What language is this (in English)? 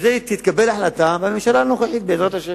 Hebrew